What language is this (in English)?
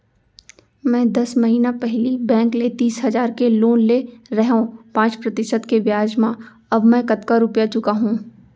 Chhattisgarhi